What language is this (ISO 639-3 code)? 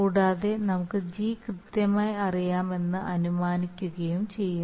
mal